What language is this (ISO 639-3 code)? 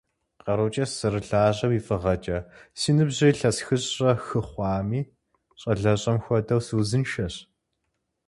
kbd